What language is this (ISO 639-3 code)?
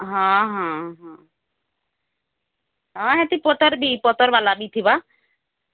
ori